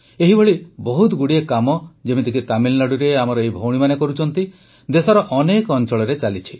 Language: Odia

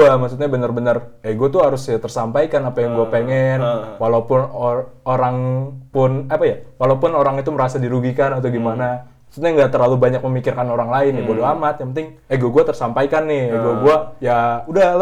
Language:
Indonesian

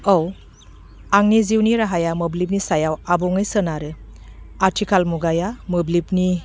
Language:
Bodo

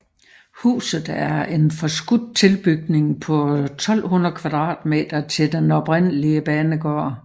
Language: Danish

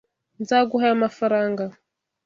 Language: Kinyarwanda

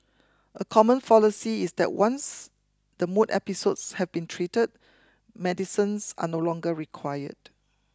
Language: English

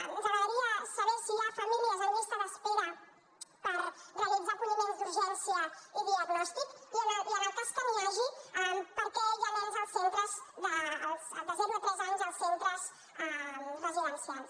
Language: Catalan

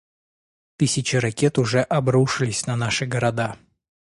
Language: Russian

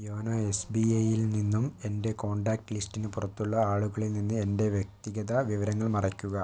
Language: Malayalam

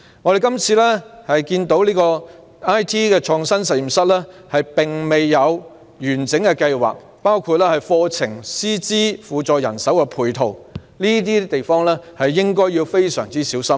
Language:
Cantonese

